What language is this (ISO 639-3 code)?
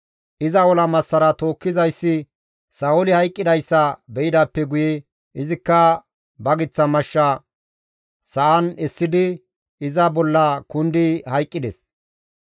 gmv